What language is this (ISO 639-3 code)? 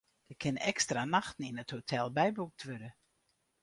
fry